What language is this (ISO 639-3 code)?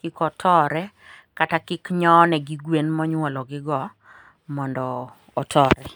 luo